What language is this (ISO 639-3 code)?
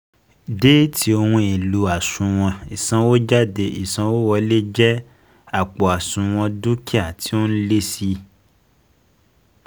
yor